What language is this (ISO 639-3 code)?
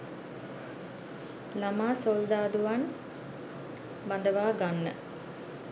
sin